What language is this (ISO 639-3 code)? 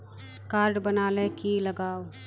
mag